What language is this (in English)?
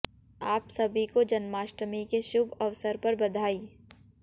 Hindi